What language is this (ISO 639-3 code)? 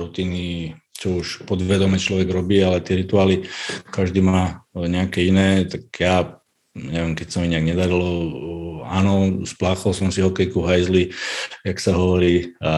ces